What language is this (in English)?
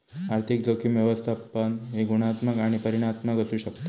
Marathi